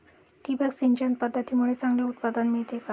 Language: Marathi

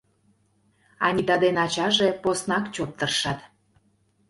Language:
Mari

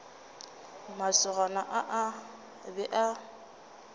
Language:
Northern Sotho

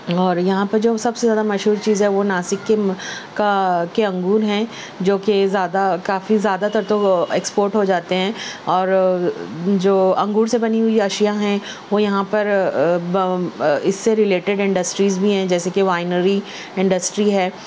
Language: Urdu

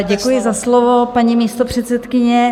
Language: Czech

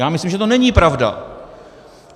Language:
Czech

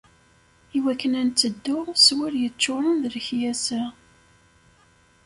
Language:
Kabyle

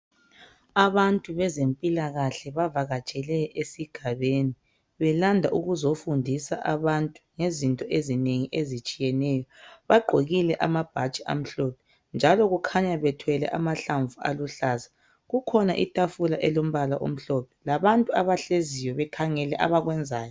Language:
North Ndebele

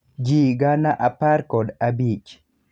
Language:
Luo (Kenya and Tanzania)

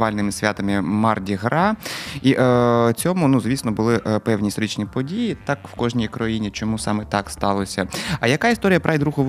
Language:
Ukrainian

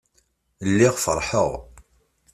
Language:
Kabyle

